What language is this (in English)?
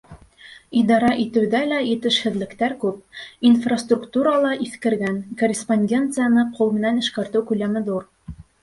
Bashkir